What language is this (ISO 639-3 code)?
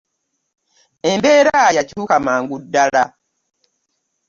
lug